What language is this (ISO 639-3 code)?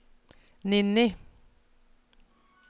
nor